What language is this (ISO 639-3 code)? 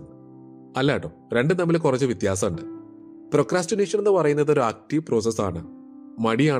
mal